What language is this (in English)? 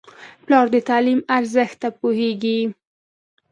Pashto